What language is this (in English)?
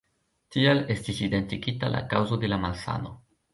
Esperanto